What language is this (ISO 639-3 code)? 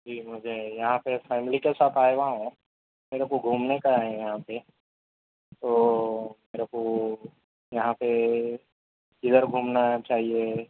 urd